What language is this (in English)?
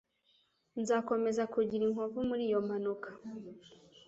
Kinyarwanda